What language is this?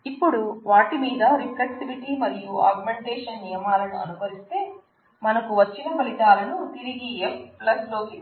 Telugu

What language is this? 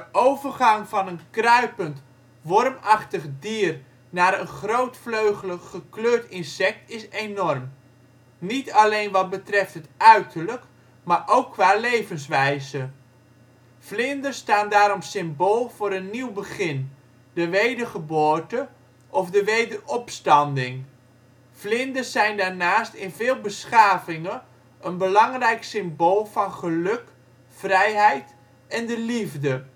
Dutch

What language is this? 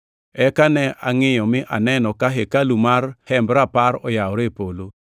Luo (Kenya and Tanzania)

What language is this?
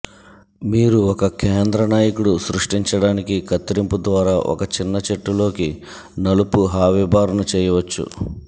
Telugu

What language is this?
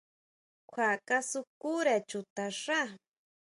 Huautla Mazatec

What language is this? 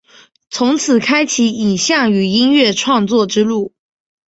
Chinese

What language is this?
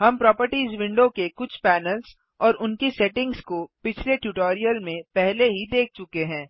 Hindi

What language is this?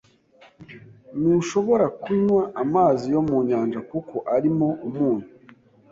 Kinyarwanda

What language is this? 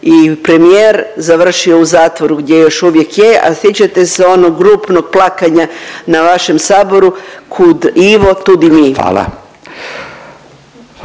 Croatian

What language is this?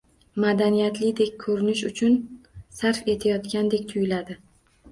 Uzbek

